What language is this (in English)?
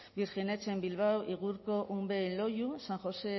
Spanish